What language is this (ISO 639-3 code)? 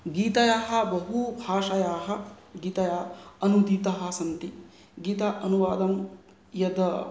san